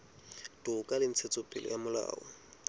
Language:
Southern Sotho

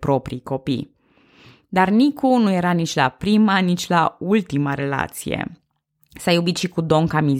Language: Romanian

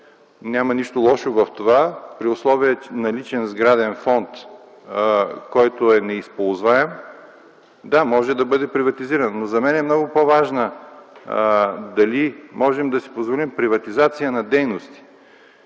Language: Bulgarian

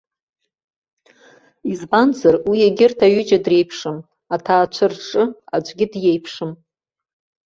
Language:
Abkhazian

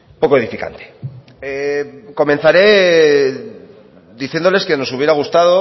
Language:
Spanish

